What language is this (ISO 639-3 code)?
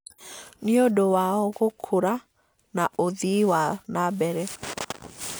kik